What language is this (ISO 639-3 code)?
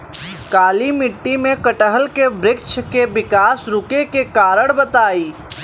bho